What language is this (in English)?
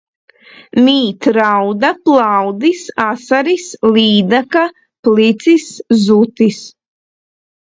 Latvian